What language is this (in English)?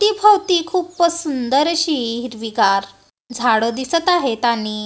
Marathi